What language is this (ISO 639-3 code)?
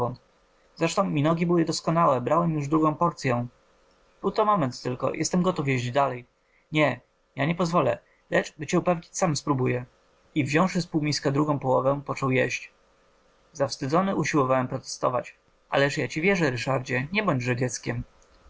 pol